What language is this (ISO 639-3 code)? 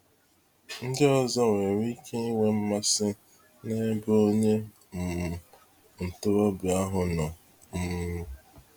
ibo